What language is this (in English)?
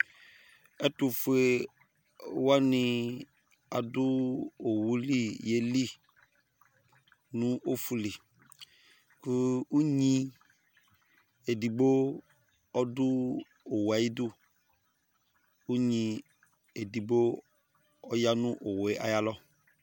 Ikposo